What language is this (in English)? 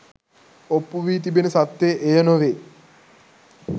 Sinhala